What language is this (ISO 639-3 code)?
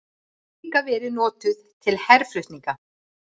isl